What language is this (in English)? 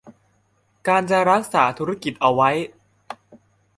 Thai